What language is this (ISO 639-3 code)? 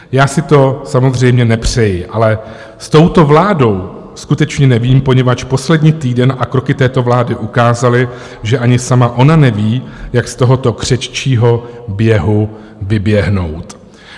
ces